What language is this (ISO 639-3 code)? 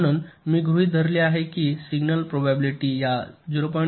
mar